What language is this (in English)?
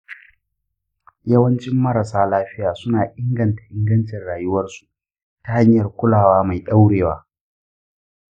Hausa